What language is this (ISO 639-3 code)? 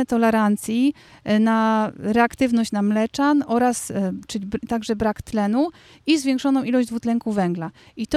pol